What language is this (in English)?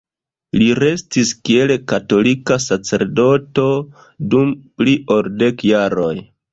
Esperanto